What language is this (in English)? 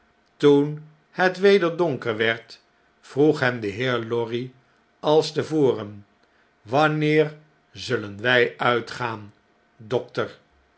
Dutch